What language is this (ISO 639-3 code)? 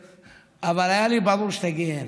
heb